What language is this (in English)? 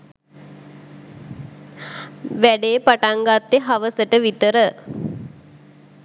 Sinhala